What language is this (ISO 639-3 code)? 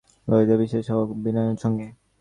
ben